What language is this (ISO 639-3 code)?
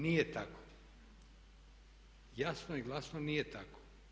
hrv